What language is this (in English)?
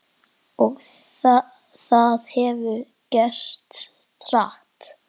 Icelandic